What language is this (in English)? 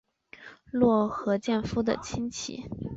Chinese